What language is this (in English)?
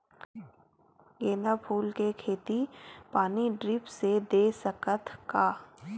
Chhattisgarhi